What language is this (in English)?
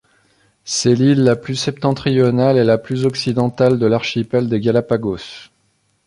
French